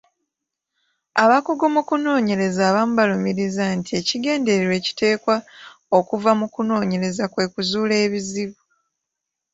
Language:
Ganda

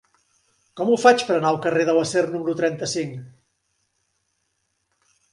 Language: Catalan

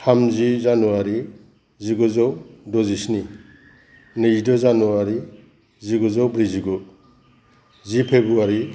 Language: Bodo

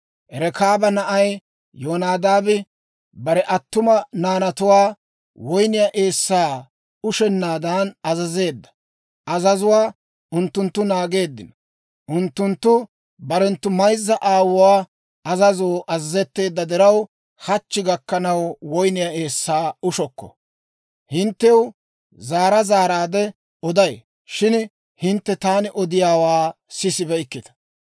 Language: Dawro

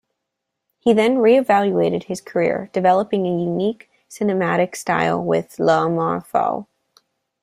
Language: English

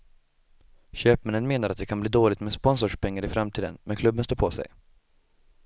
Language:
Swedish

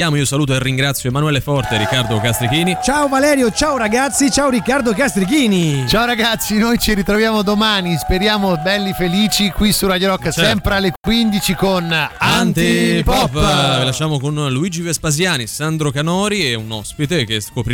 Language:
Italian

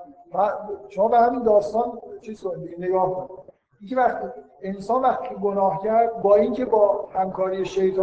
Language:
Persian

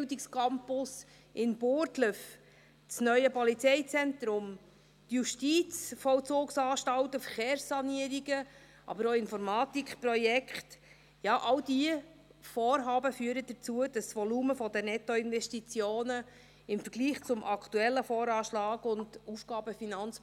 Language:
Swiss German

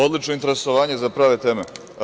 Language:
Serbian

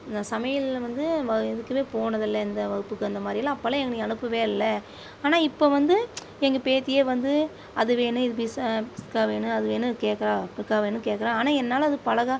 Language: Tamil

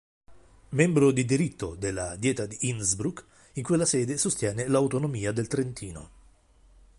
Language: Italian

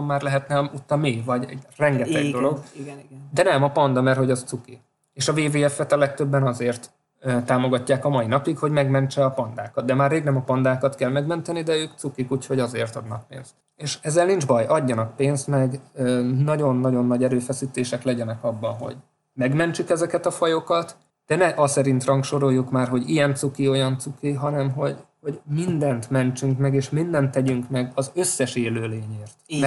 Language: Hungarian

